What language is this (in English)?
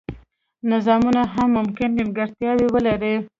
Pashto